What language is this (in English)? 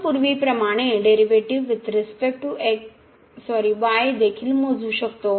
Marathi